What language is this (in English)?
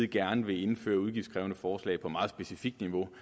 Danish